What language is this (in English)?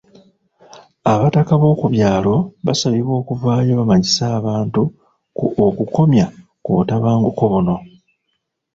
Ganda